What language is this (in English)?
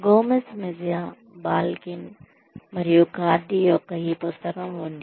Telugu